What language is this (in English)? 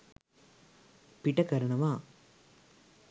Sinhala